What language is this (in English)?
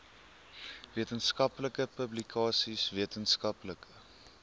Afrikaans